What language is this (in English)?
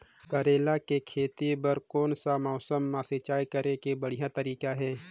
Chhattisgarhi